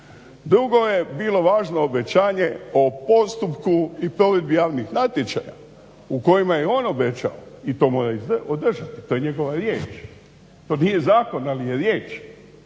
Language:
Croatian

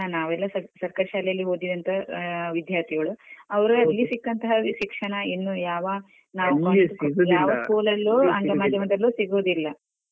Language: Kannada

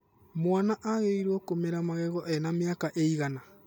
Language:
Kikuyu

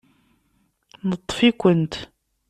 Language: Kabyle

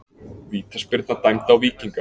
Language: Icelandic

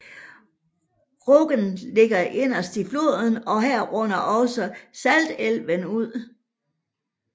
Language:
Danish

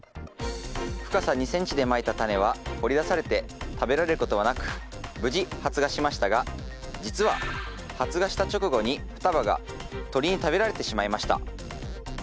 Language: Japanese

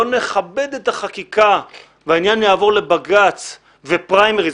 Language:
Hebrew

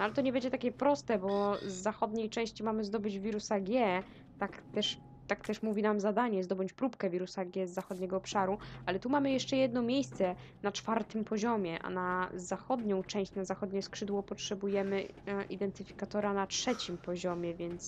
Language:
Polish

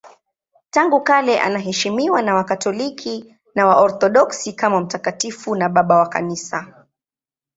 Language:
Swahili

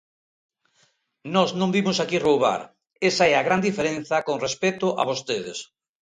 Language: Galician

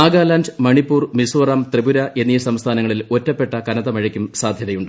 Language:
Malayalam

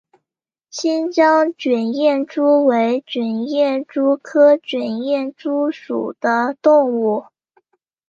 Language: Chinese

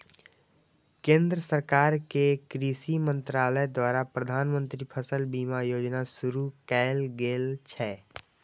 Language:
Maithili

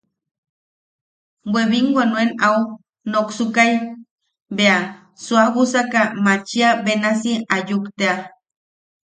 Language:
Yaqui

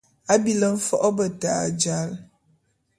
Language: Bulu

